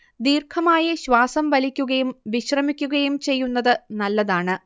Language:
Malayalam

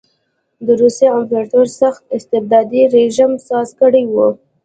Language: Pashto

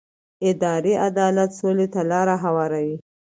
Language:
Pashto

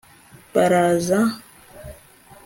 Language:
Kinyarwanda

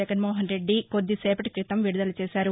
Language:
Telugu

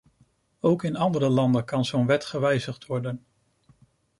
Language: Dutch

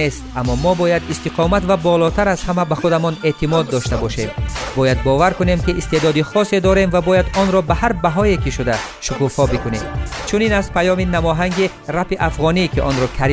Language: Persian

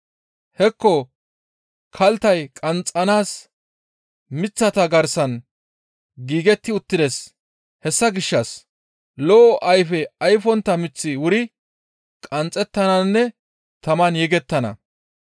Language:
Gamo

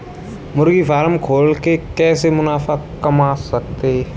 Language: Hindi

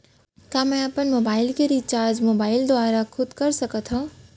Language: Chhattisgarhi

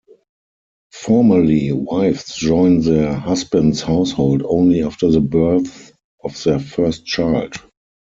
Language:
English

